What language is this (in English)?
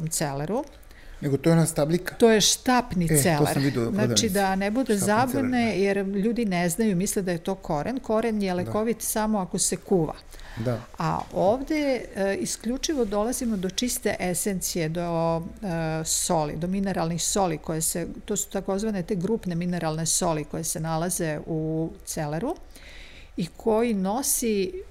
Croatian